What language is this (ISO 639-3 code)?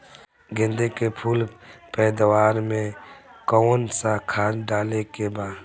bho